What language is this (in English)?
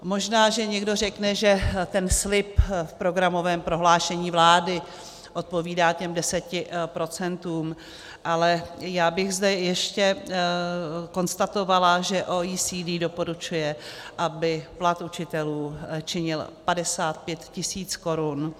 Czech